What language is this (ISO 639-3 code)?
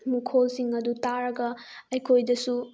mni